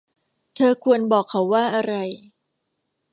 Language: Thai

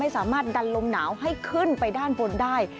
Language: Thai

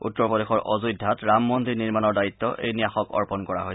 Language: Assamese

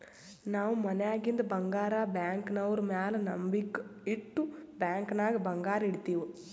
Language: Kannada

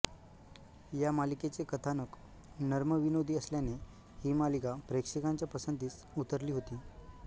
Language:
Marathi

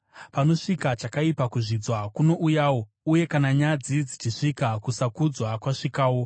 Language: Shona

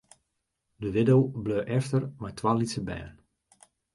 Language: Western Frisian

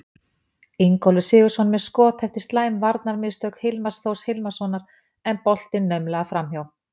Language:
Icelandic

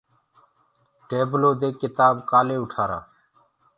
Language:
Gurgula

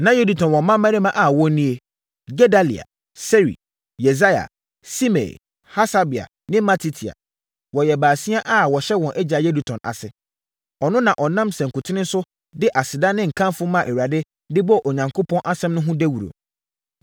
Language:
Akan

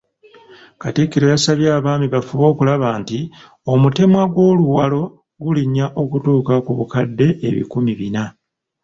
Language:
Ganda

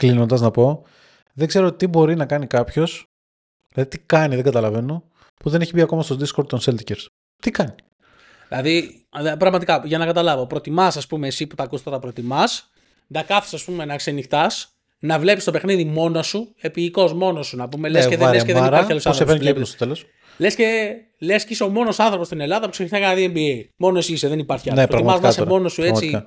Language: Greek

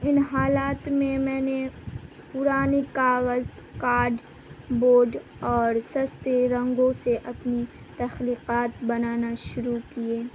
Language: Urdu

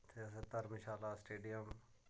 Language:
Dogri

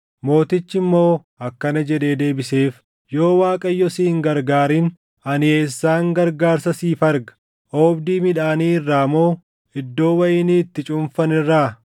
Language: Oromo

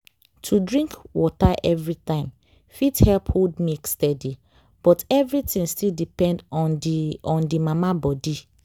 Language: Nigerian Pidgin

